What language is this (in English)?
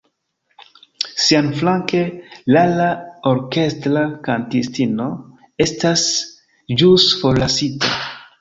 Esperanto